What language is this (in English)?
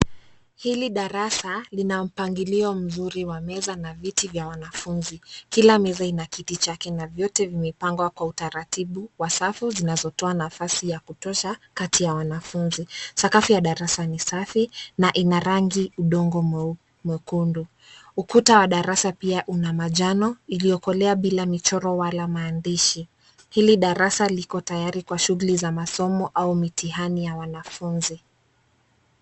Swahili